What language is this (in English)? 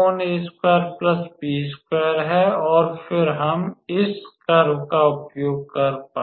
Hindi